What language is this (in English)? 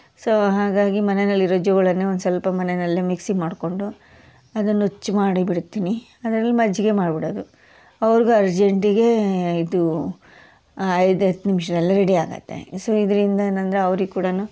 Kannada